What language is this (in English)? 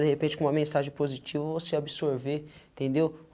Portuguese